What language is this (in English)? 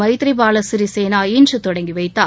Tamil